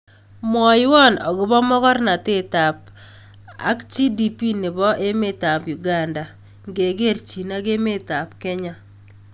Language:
Kalenjin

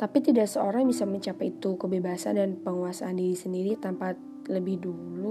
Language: Indonesian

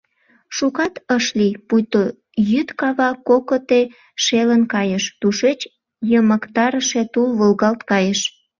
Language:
Mari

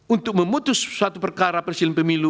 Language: Indonesian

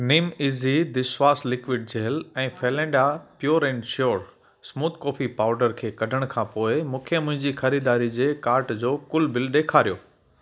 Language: Sindhi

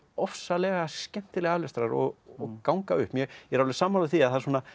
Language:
Icelandic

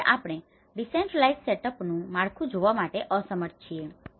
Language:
Gujarati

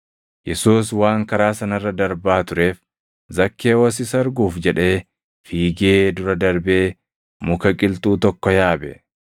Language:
Oromo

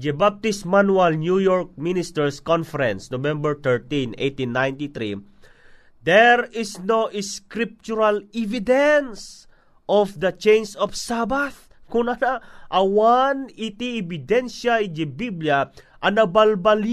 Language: Filipino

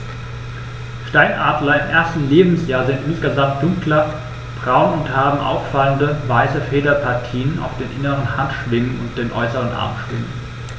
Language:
German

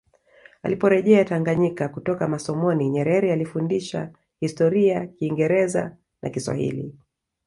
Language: Swahili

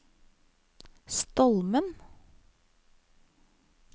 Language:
Norwegian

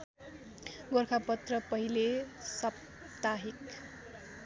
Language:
Nepali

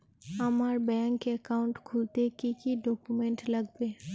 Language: Bangla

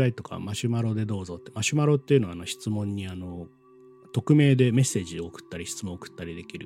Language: Japanese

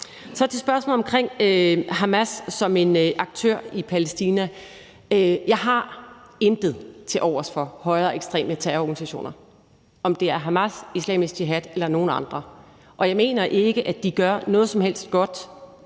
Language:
Danish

